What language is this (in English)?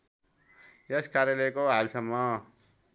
Nepali